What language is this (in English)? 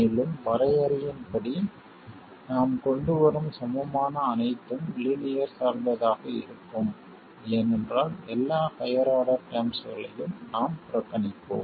Tamil